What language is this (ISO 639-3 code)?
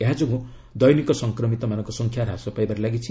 ori